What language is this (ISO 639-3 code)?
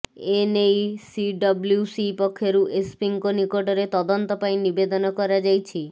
ori